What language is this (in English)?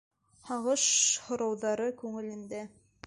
Bashkir